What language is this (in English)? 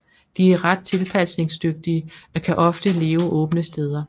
Danish